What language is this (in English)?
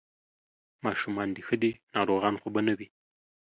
Pashto